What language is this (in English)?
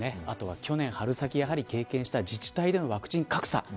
Japanese